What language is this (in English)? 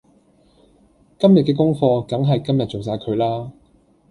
Cantonese